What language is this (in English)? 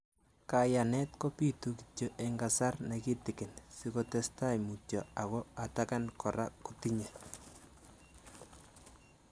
Kalenjin